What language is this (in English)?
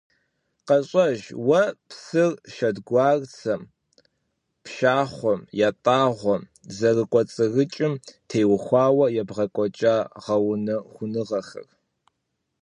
Kabardian